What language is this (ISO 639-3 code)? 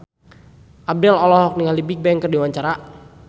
sun